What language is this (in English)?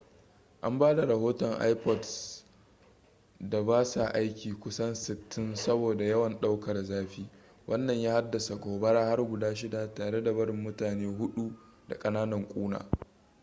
Hausa